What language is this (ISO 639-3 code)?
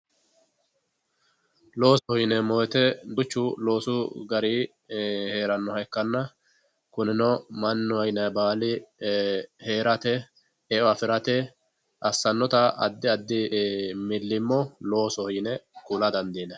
sid